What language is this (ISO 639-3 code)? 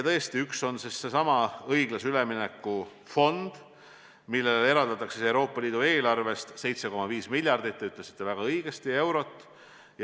est